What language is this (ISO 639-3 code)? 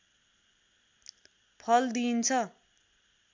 nep